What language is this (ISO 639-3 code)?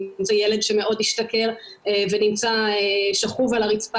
heb